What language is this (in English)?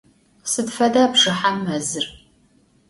Adyghe